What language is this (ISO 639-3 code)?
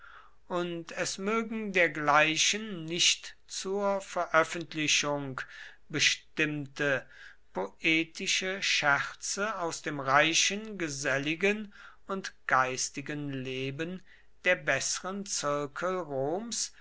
deu